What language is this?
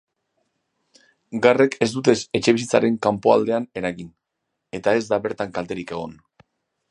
Basque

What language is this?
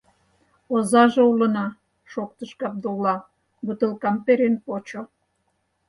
Mari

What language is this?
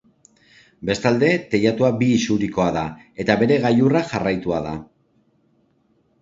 Basque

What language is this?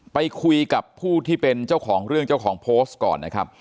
Thai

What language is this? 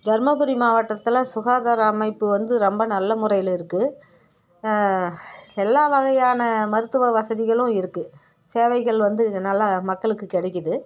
Tamil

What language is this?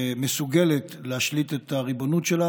Hebrew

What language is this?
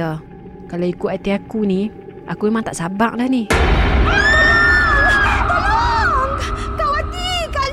Malay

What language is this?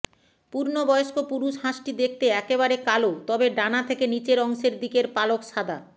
Bangla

